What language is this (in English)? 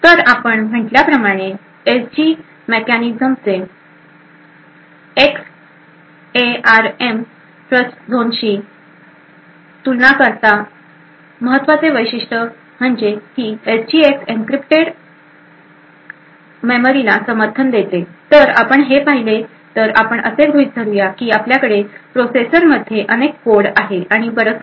Marathi